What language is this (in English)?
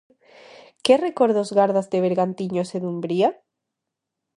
Galician